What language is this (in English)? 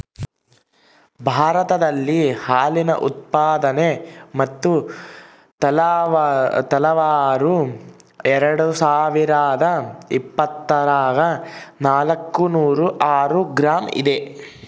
Kannada